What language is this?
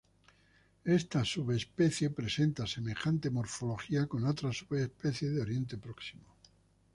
Spanish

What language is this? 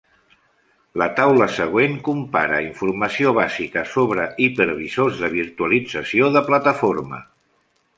Catalan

